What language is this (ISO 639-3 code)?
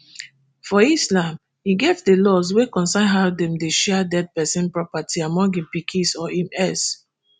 pcm